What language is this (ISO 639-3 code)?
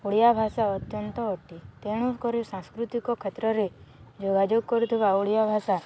ori